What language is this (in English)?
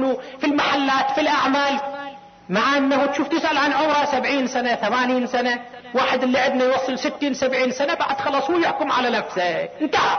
Arabic